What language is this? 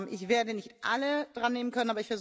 German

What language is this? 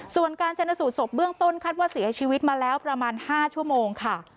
Thai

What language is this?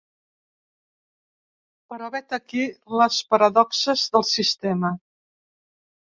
Catalan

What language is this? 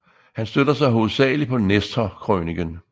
Danish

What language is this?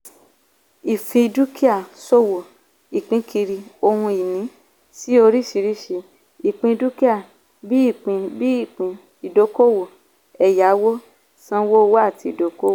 Yoruba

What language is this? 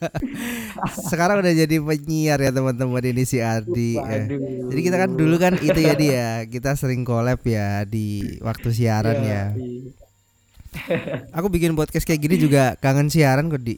Indonesian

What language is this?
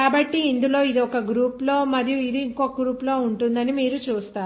Telugu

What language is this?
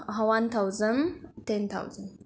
Nepali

